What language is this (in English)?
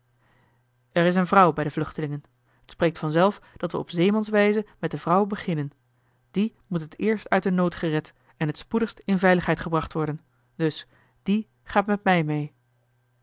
Dutch